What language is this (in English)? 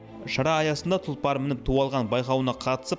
Kazakh